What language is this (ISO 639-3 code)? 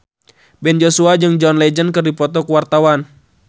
sun